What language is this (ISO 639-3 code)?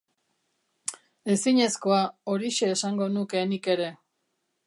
eus